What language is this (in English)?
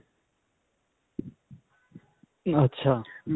Punjabi